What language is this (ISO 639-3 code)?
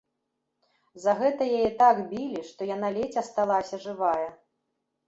bel